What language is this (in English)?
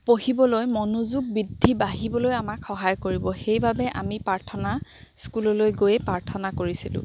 Assamese